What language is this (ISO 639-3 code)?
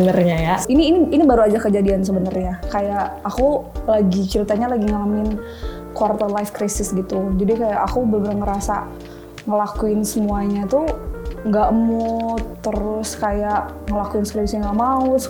ind